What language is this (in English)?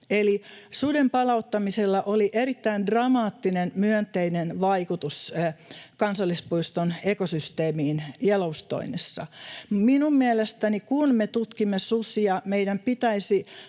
Finnish